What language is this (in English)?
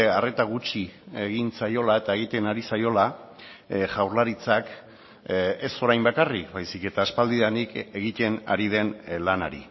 Basque